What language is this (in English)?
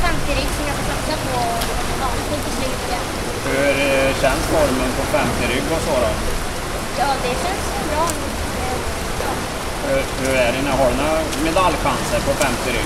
Swedish